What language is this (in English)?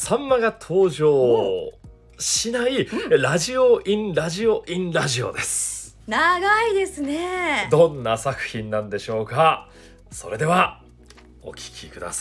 Japanese